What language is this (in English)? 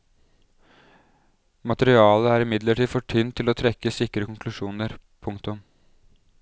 Norwegian